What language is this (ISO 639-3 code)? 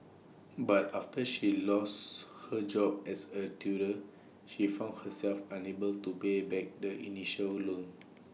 eng